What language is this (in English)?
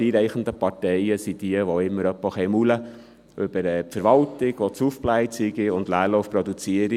Swiss German